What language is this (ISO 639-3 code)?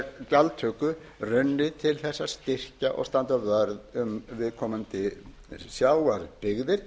isl